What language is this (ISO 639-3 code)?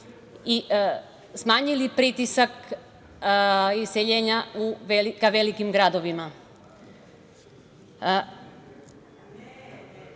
srp